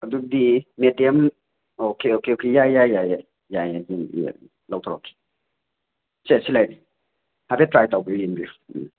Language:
Manipuri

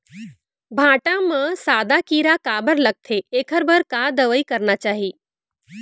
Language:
Chhattisgarhi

